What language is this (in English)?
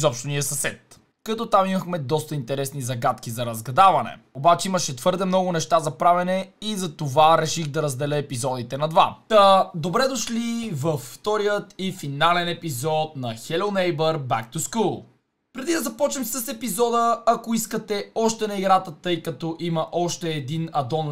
Bulgarian